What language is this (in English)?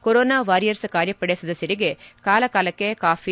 Kannada